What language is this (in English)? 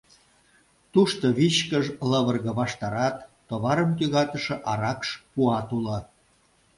Mari